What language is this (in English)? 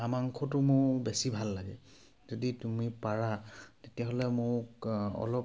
Assamese